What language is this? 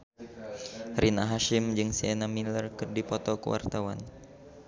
Sundanese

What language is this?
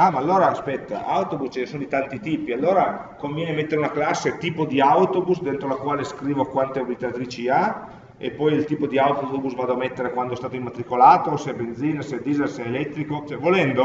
Italian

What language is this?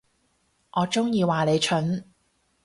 Cantonese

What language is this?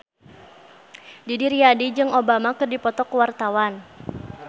Sundanese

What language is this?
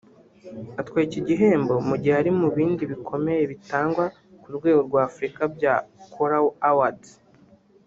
Kinyarwanda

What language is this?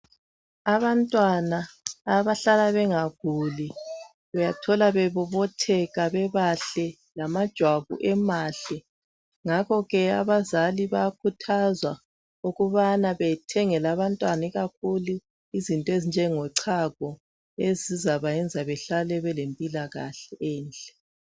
North Ndebele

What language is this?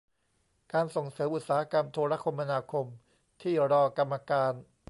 Thai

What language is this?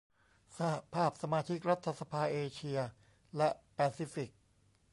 Thai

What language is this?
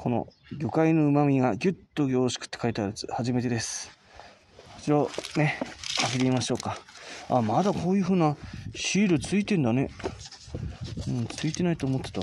Japanese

